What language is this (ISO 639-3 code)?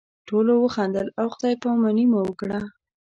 pus